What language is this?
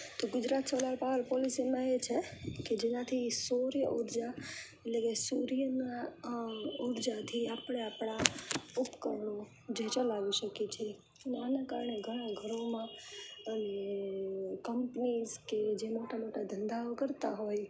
Gujarati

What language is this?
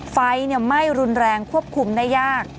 Thai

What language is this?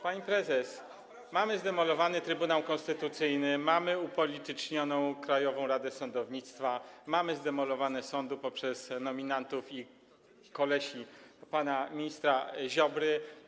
Polish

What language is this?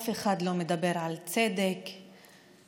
Hebrew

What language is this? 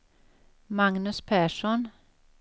Swedish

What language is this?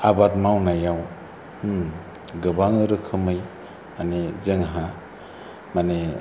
Bodo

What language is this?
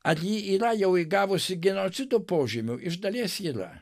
Lithuanian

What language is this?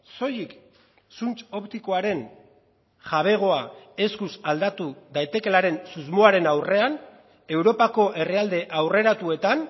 Basque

